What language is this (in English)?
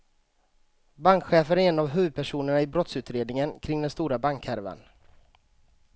Swedish